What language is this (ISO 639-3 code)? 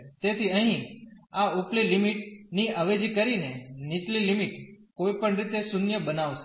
guj